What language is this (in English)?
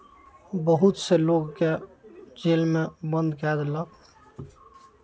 Maithili